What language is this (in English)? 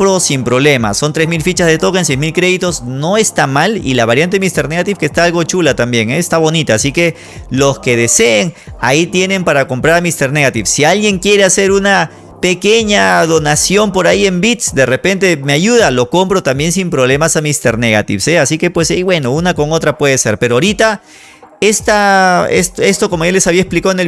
Spanish